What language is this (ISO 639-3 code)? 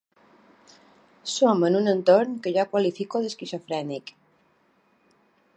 cat